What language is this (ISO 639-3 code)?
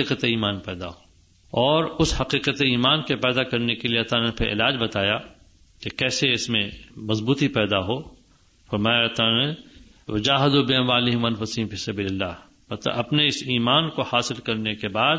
urd